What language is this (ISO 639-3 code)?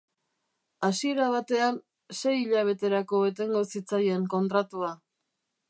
eus